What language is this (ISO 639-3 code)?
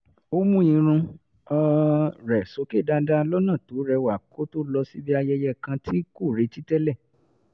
yor